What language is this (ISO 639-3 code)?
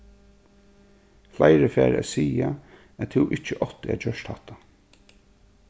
fao